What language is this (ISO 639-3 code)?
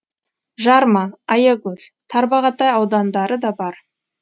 kaz